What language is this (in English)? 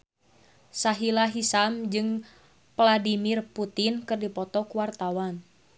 Sundanese